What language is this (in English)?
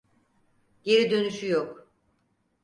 Turkish